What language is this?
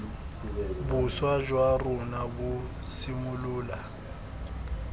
Tswana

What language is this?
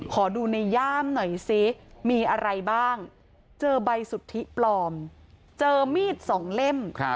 Thai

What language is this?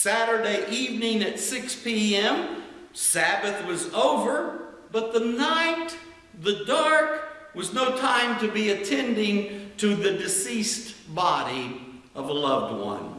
English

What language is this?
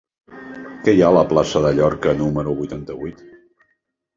Catalan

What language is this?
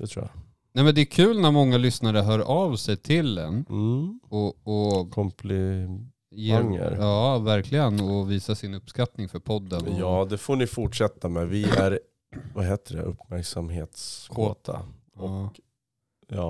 Swedish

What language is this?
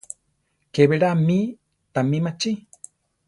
Central Tarahumara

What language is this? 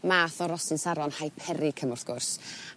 Welsh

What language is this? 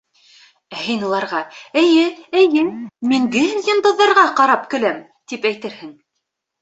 Bashkir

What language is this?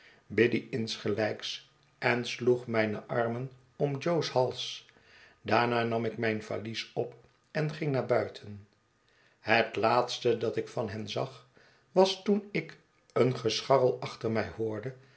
Dutch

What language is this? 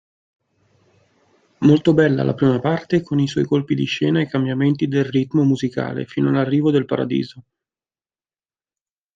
Italian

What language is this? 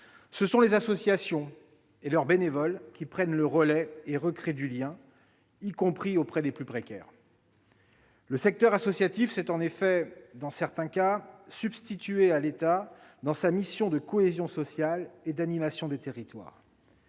French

